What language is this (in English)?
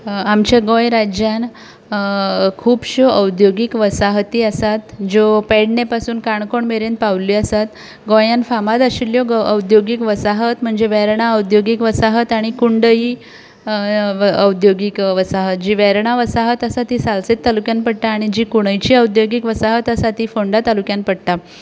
Konkani